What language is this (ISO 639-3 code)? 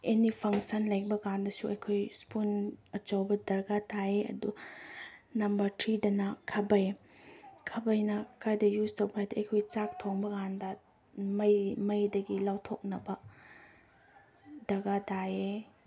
mni